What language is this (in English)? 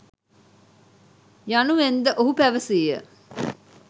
Sinhala